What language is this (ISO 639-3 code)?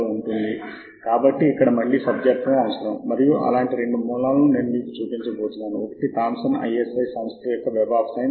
tel